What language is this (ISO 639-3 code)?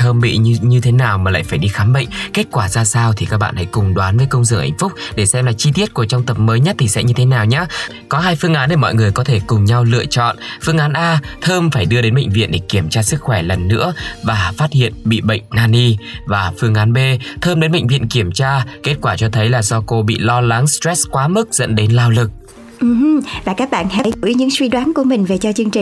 vie